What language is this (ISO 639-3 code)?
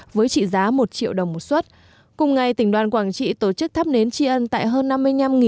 vie